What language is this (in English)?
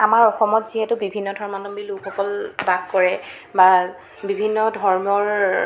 Assamese